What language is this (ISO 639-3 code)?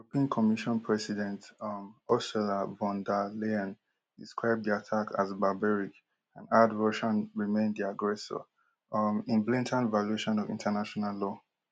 pcm